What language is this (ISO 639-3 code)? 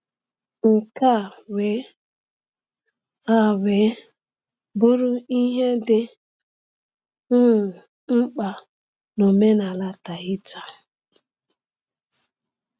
ibo